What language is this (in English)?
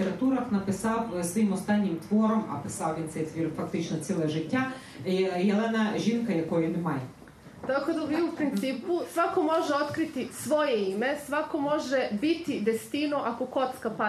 Ukrainian